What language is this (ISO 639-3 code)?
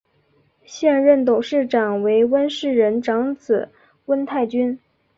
zho